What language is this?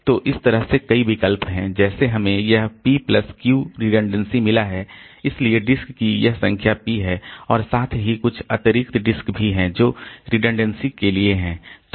Hindi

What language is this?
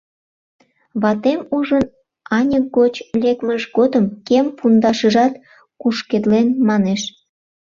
Mari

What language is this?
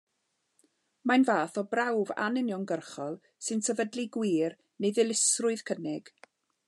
Welsh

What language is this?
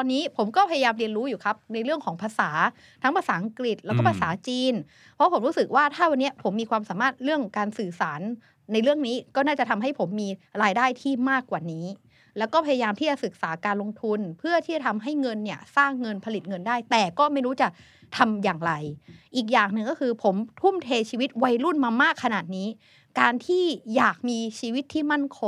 Thai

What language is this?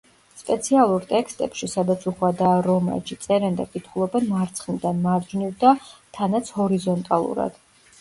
Georgian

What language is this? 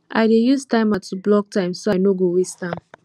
Nigerian Pidgin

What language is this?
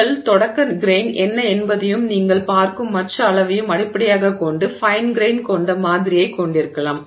Tamil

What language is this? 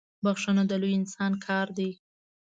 Pashto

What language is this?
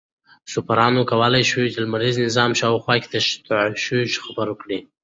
Pashto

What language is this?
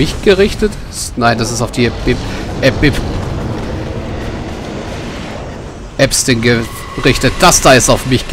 German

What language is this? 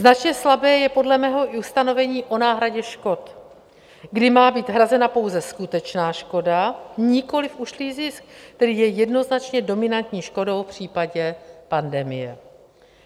Czech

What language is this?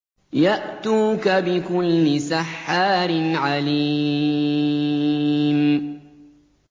Arabic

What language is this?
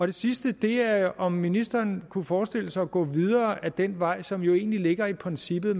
Danish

